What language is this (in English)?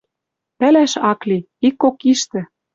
Western Mari